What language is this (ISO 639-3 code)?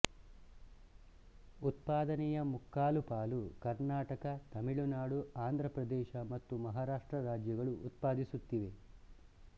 kan